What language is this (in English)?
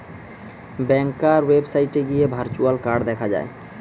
Bangla